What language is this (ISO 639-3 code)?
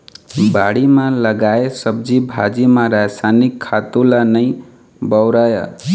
hne